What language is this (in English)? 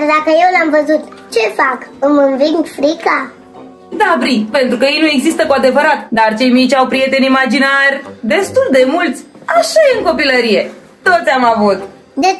Romanian